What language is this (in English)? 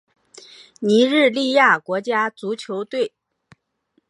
Chinese